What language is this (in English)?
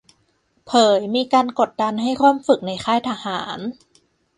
Thai